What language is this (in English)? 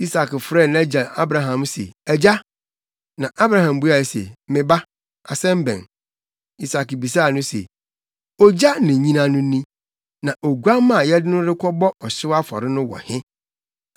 Akan